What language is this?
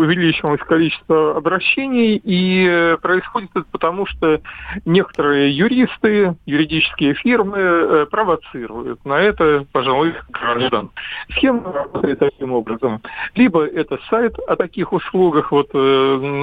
Russian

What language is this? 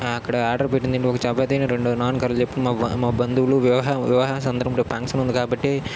Telugu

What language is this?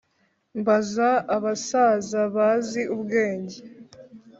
Kinyarwanda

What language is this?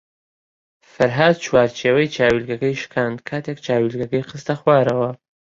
Central Kurdish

